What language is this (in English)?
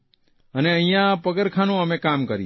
Gujarati